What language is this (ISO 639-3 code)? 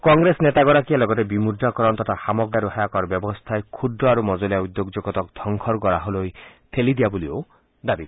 asm